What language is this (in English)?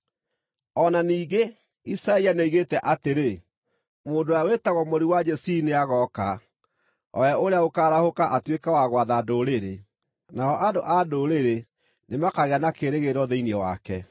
Kikuyu